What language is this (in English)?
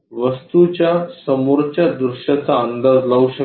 Marathi